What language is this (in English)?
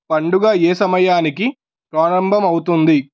Telugu